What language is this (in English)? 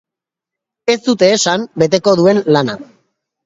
Basque